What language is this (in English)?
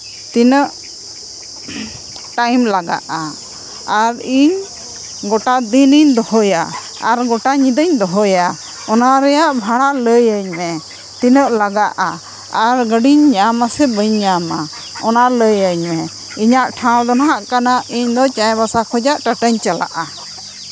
Santali